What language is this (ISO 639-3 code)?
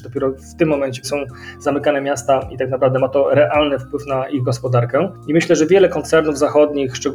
pol